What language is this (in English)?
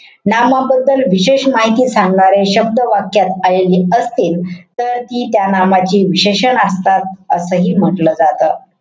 Marathi